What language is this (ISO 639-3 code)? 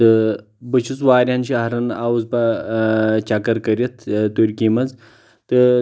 kas